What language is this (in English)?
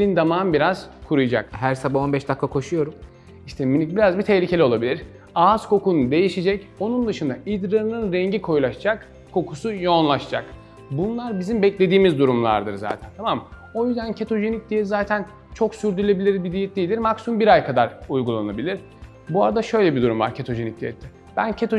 Turkish